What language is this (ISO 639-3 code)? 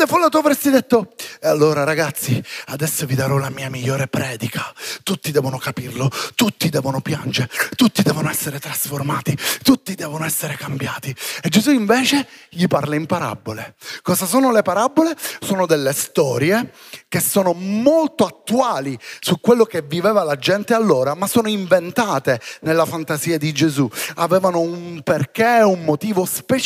ita